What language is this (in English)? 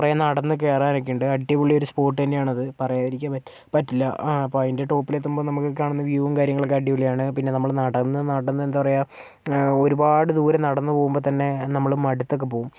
Malayalam